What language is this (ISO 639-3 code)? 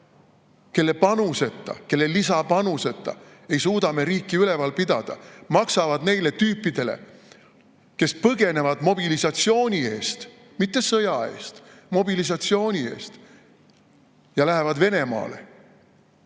est